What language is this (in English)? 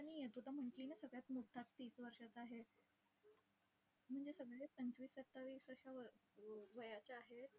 Marathi